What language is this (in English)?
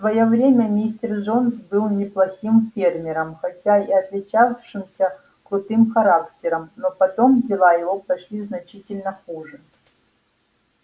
Russian